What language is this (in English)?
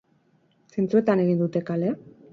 Basque